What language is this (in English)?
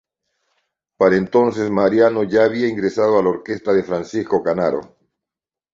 Spanish